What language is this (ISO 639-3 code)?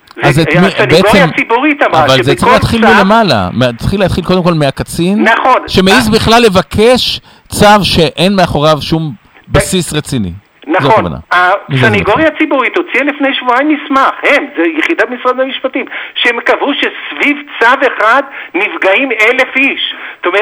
heb